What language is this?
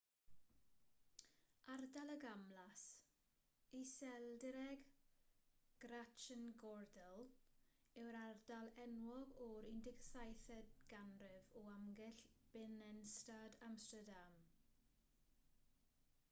Welsh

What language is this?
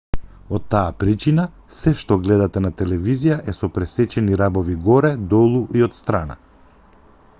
Macedonian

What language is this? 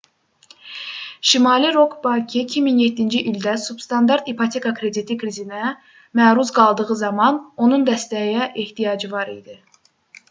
Azerbaijani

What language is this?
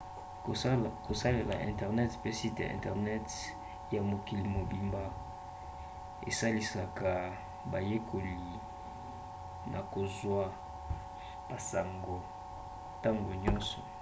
Lingala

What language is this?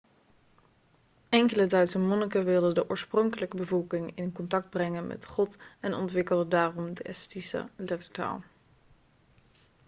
Dutch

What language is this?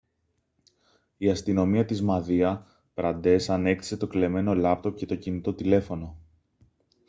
Greek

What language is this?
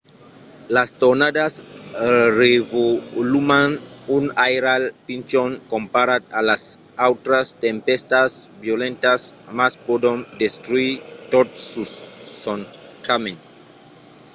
Occitan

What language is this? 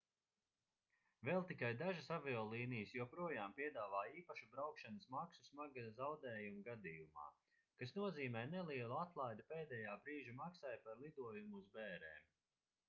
Latvian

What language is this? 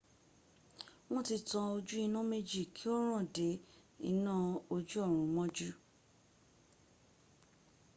Yoruba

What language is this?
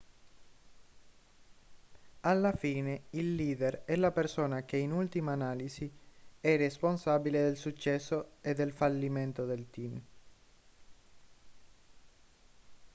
Italian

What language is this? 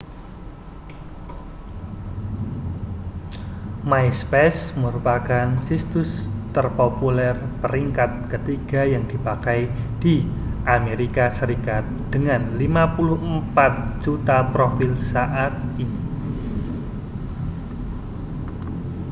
Indonesian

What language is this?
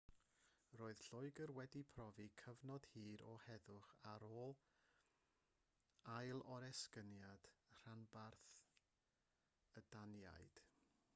Welsh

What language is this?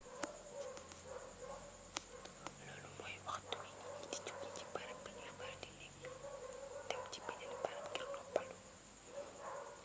Wolof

